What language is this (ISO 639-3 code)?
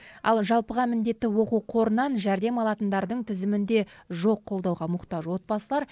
kaz